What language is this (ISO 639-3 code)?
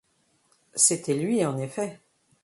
fra